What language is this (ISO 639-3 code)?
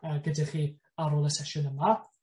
cym